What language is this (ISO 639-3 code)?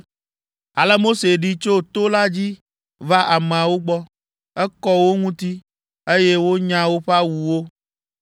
ewe